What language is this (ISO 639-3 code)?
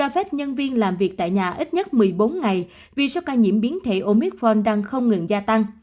vie